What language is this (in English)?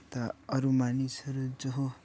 Nepali